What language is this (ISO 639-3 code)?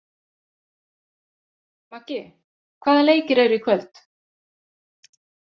isl